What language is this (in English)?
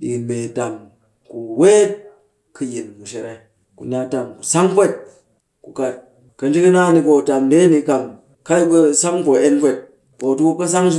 Cakfem-Mushere